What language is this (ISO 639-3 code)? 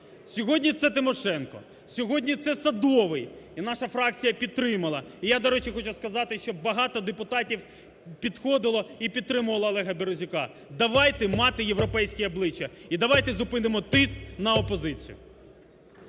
ukr